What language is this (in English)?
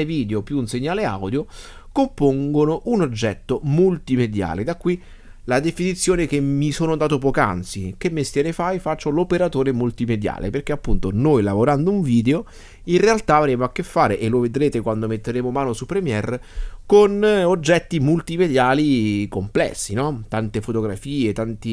Italian